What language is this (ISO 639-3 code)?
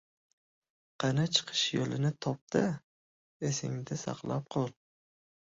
uzb